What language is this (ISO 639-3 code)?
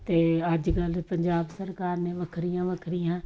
pan